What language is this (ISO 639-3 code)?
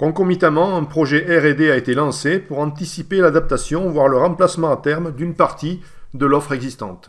fra